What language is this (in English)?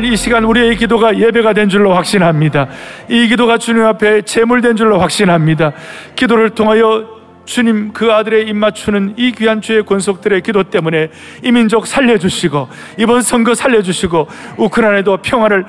Korean